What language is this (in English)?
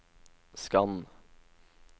Norwegian